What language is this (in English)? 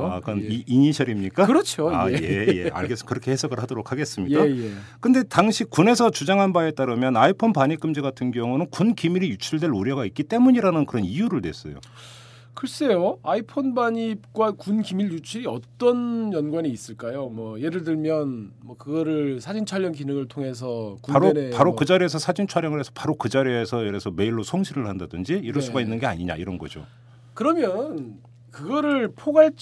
Korean